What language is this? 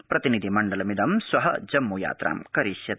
Sanskrit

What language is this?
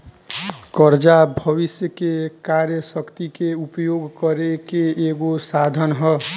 Bhojpuri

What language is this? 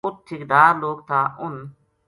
Gujari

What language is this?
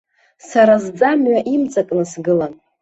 Abkhazian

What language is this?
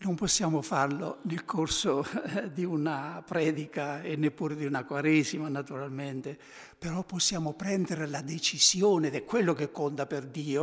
Italian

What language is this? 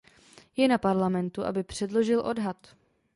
Czech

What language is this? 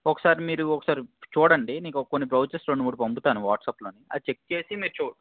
Telugu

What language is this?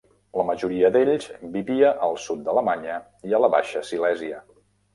Catalan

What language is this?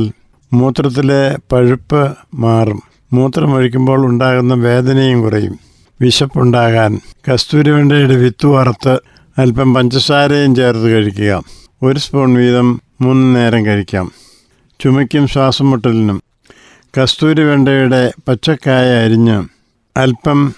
Malayalam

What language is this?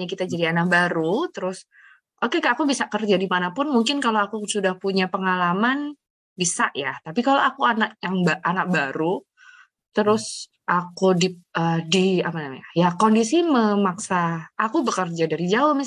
Indonesian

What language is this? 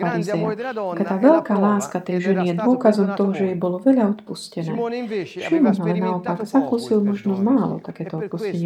Slovak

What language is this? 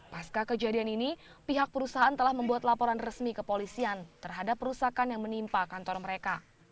Indonesian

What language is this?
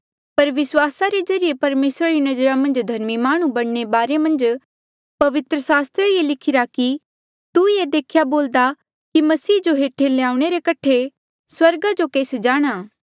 Mandeali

